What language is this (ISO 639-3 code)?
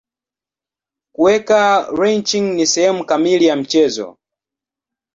swa